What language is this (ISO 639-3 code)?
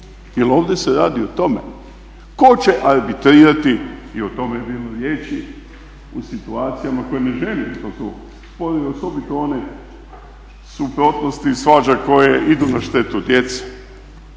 hrv